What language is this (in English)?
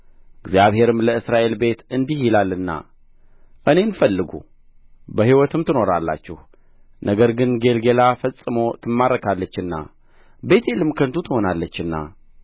Amharic